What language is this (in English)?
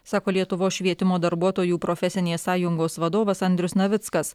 Lithuanian